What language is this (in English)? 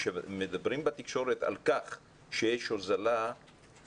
Hebrew